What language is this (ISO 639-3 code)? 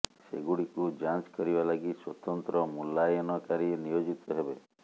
ori